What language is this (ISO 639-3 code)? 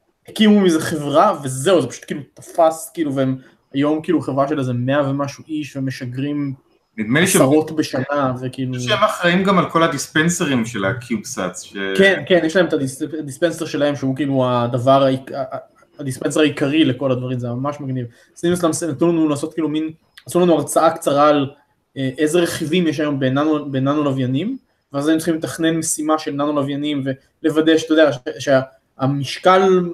heb